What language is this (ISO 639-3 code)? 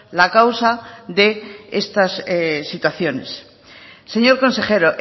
spa